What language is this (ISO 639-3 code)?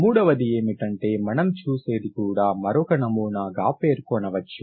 tel